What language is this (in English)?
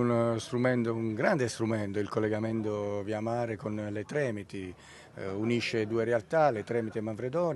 Italian